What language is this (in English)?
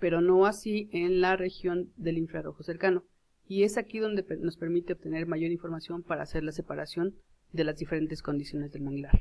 Spanish